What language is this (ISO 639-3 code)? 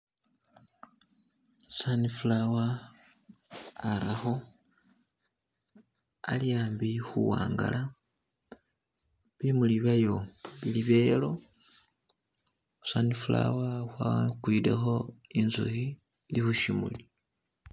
myx